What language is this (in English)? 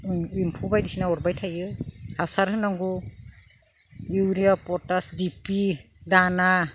Bodo